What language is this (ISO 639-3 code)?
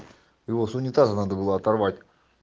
rus